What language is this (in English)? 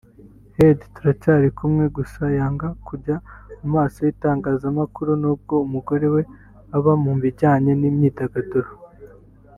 Kinyarwanda